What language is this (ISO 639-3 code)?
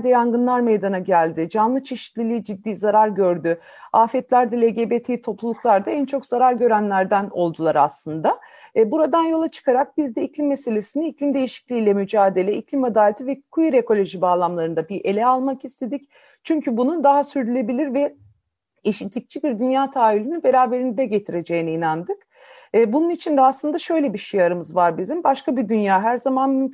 tur